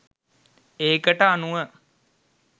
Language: Sinhala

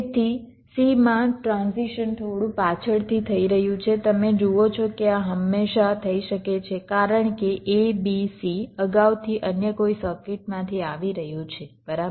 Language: Gujarati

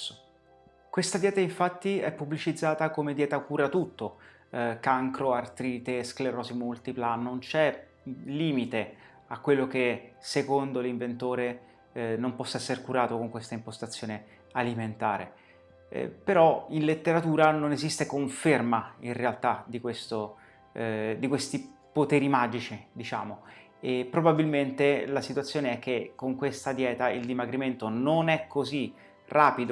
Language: Italian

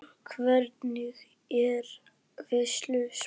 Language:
Icelandic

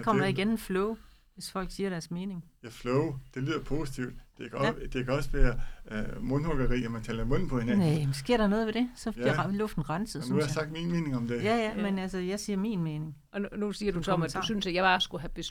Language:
Danish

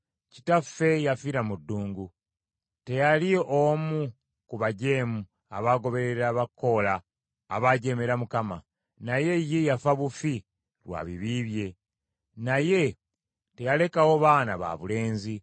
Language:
Ganda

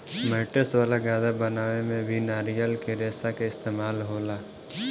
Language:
Bhojpuri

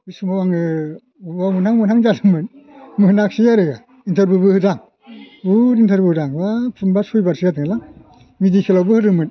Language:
Bodo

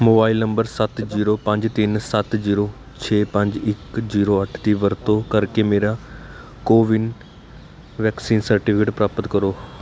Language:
Punjabi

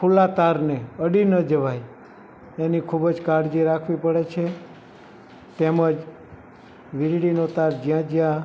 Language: Gujarati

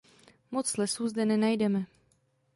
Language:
Czech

